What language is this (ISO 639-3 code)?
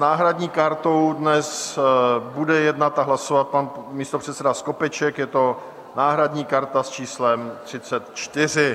ces